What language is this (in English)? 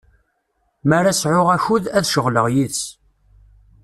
Kabyle